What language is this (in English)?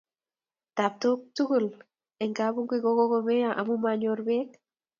Kalenjin